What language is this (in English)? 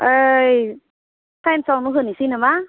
Bodo